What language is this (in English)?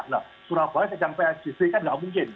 Indonesian